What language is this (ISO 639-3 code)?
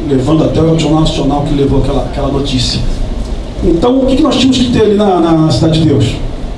por